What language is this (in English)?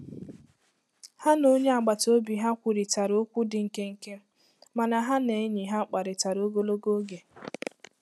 Igbo